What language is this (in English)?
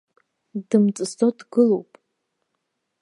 Abkhazian